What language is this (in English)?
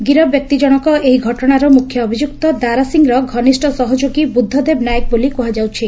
Odia